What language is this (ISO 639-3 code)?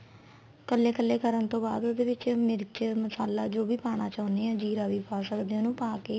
pan